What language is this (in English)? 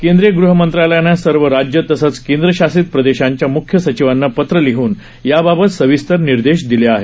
Marathi